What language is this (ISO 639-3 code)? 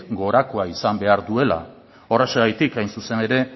eus